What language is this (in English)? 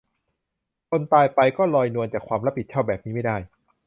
Thai